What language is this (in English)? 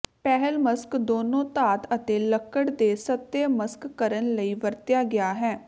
Punjabi